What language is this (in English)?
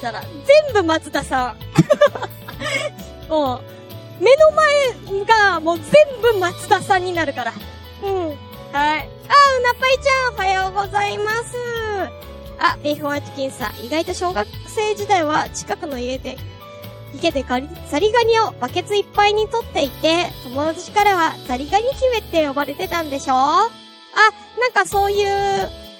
Japanese